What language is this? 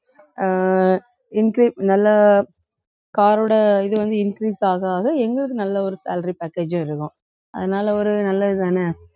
Tamil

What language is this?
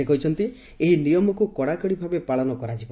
Odia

